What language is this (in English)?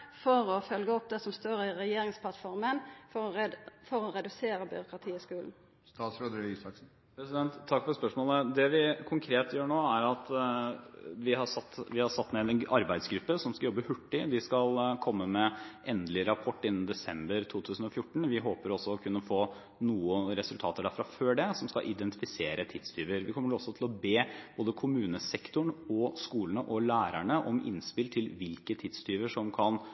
Norwegian